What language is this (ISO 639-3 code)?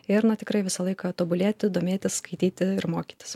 lit